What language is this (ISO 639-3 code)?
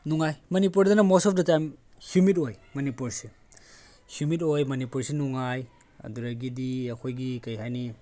mni